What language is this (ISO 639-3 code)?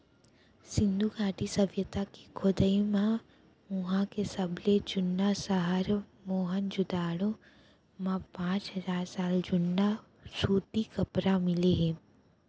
hne